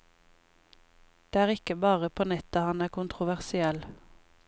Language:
Norwegian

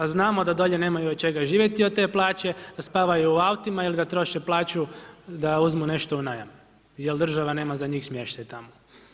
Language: Croatian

